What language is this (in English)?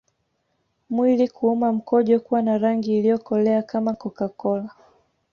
Swahili